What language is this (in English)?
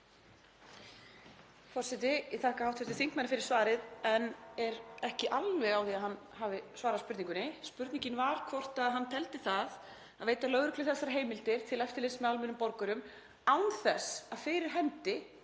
Icelandic